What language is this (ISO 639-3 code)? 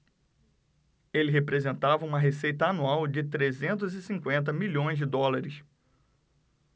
por